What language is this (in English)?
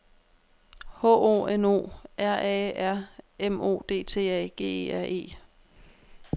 Danish